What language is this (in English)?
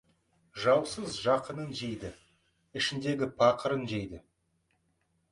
Kazakh